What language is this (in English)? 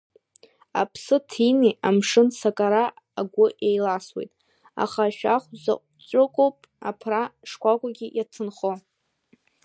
Abkhazian